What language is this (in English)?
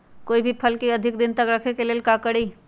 Magahi